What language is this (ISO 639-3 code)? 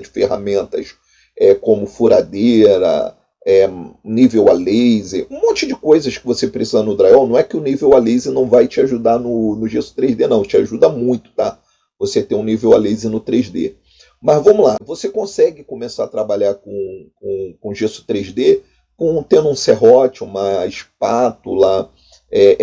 por